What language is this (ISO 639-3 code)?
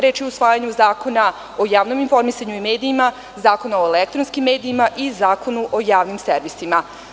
srp